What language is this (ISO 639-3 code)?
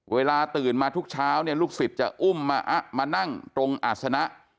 tha